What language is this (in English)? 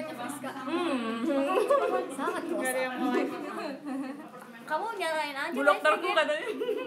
Indonesian